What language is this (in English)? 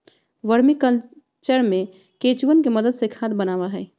Magahi